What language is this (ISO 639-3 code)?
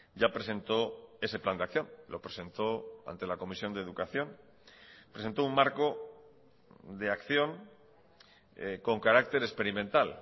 spa